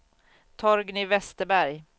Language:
Swedish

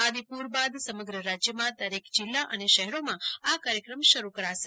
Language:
Gujarati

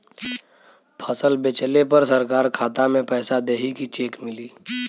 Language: Bhojpuri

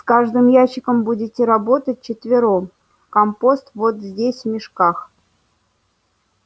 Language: Russian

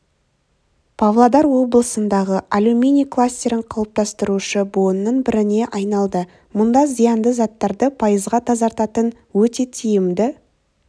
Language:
Kazakh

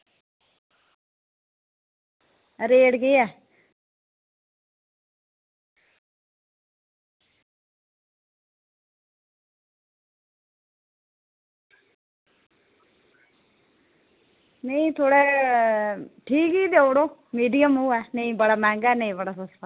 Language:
Dogri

